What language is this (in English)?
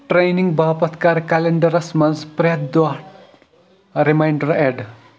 Kashmiri